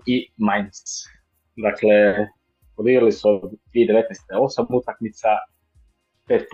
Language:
Croatian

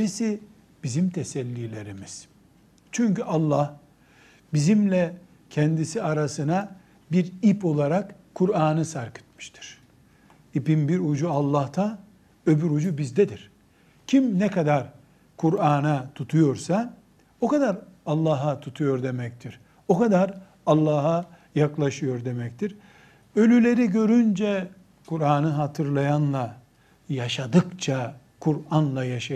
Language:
Turkish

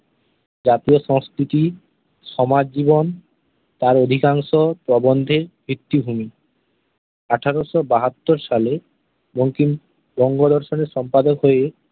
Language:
Bangla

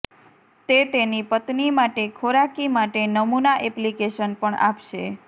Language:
Gujarati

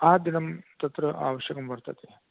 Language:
Sanskrit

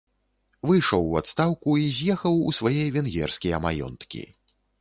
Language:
Belarusian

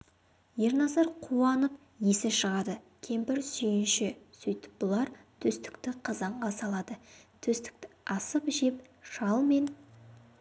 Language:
Kazakh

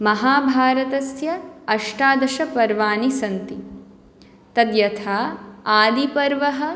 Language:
Sanskrit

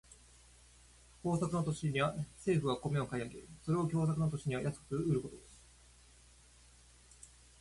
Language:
Japanese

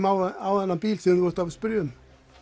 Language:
Icelandic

